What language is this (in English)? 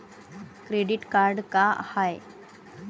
Marathi